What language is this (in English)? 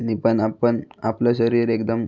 Marathi